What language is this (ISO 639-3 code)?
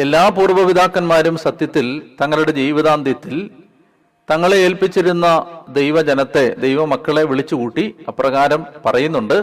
mal